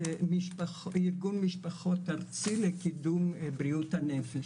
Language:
Hebrew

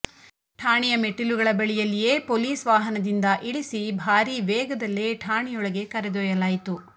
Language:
Kannada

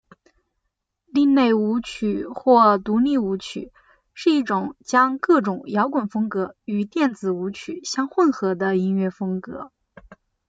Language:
Chinese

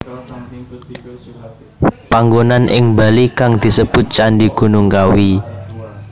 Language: Javanese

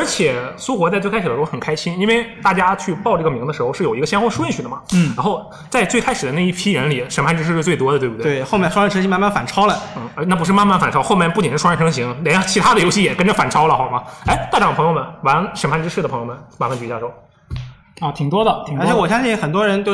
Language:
Chinese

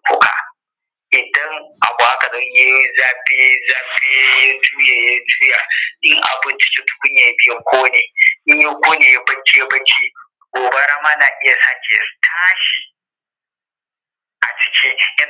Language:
Hausa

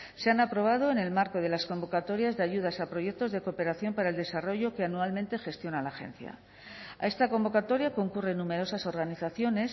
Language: Spanish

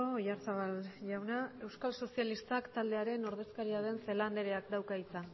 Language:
Basque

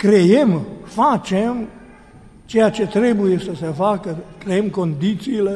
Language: Romanian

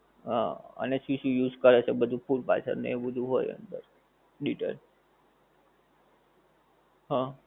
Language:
Gujarati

